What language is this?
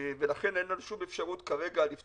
Hebrew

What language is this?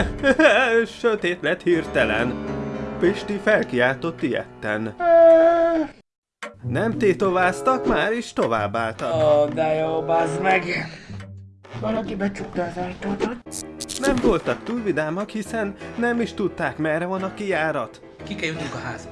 Hungarian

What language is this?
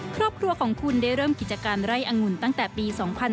Thai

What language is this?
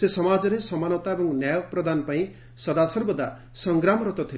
Odia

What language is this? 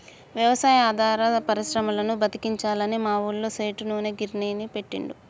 Telugu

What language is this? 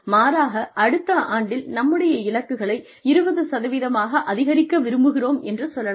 Tamil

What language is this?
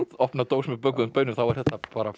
Icelandic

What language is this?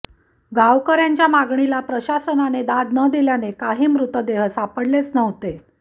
Marathi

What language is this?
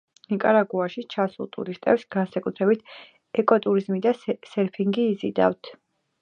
Georgian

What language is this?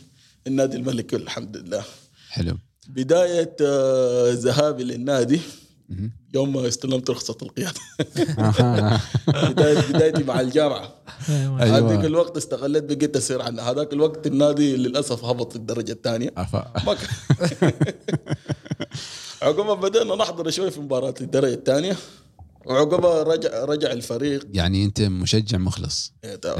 Arabic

